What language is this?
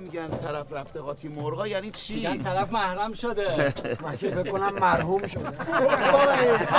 Persian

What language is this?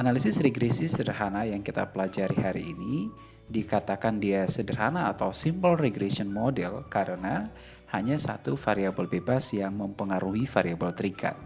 Indonesian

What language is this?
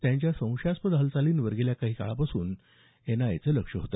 Marathi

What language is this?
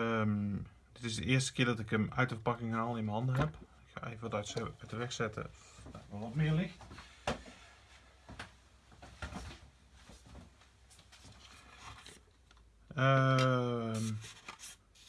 Dutch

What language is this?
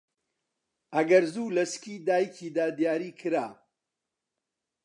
Central Kurdish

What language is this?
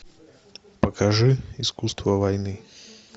Russian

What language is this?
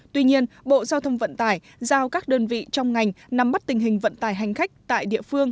Vietnamese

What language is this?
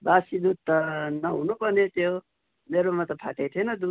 Nepali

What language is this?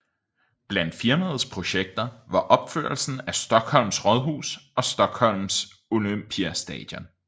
Danish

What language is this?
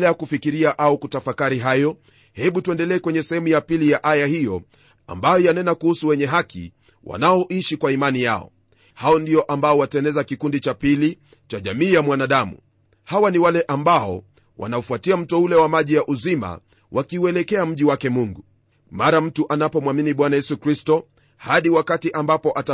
Swahili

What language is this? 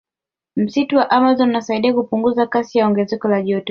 Swahili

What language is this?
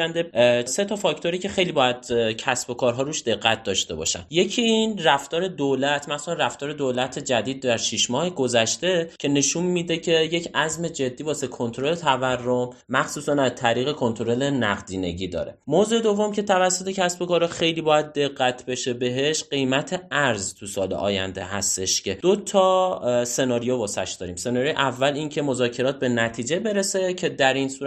Persian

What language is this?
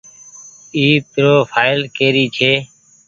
Goaria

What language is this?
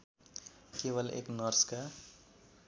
Nepali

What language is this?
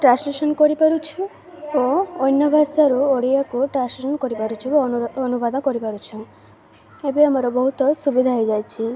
Odia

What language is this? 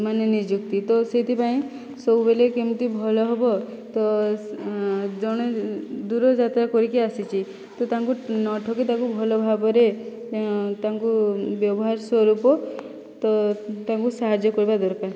Odia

